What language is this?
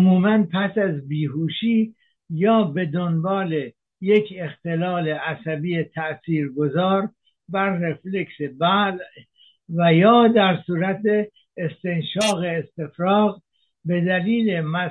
Persian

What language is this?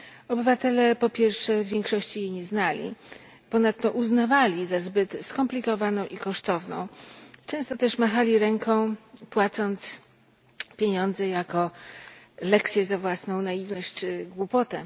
Polish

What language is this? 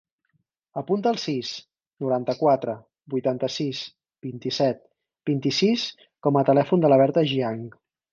Catalan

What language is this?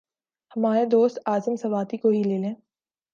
Urdu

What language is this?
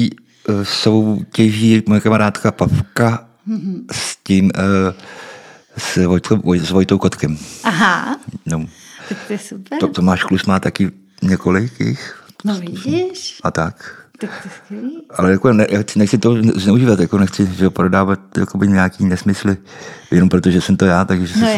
Czech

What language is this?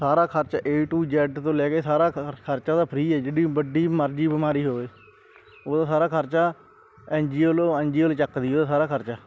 Punjabi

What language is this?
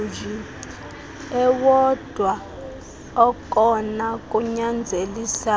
Xhosa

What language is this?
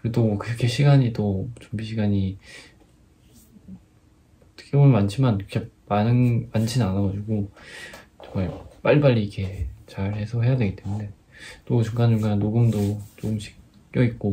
Korean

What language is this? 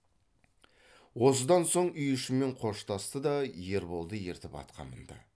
Kazakh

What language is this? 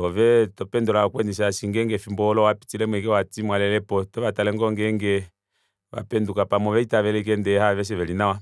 Kuanyama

